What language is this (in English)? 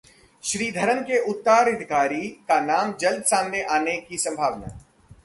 Hindi